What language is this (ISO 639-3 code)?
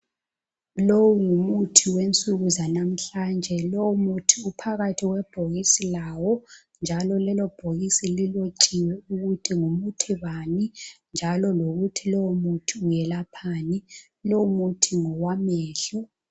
nde